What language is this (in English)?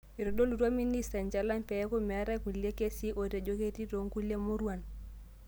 Masai